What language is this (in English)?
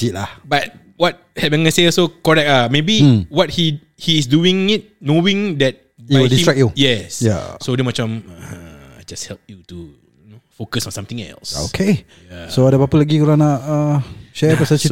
Malay